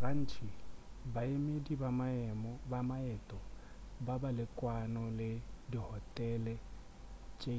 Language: Northern Sotho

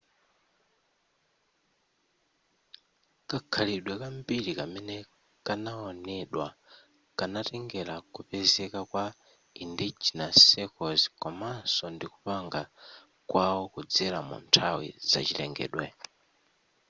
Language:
Nyanja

